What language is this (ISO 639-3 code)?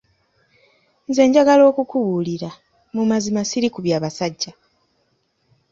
lug